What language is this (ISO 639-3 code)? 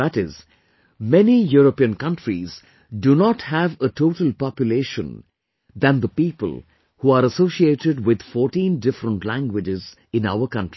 eng